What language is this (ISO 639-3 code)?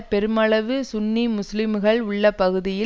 tam